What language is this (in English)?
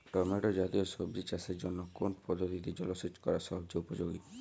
Bangla